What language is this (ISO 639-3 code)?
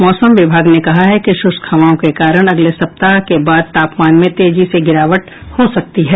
hin